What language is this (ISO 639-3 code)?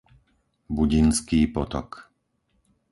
slk